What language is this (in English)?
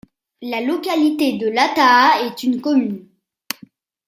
French